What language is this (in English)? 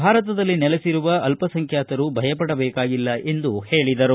Kannada